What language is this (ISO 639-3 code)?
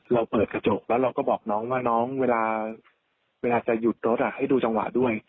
tha